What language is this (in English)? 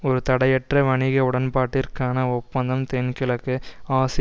Tamil